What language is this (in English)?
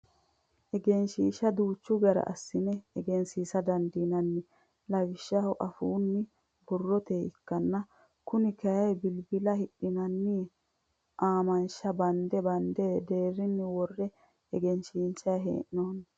Sidamo